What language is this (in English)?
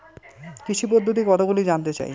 Bangla